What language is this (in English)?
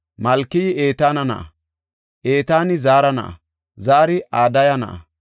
Gofa